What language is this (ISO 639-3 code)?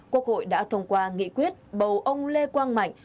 vie